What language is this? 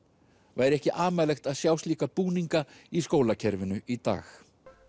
Icelandic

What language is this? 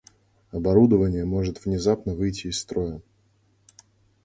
Russian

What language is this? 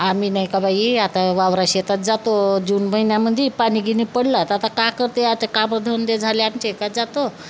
Marathi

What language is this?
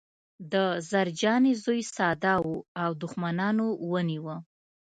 Pashto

